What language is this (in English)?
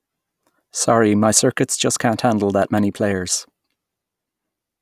English